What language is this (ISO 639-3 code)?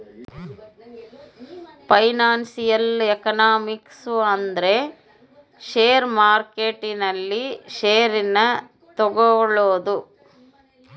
kan